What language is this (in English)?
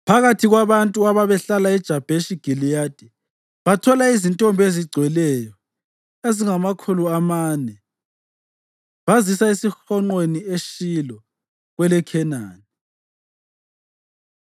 North Ndebele